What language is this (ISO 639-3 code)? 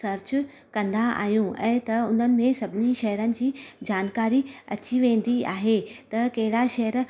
snd